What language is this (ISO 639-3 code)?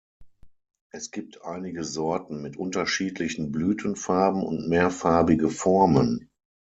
deu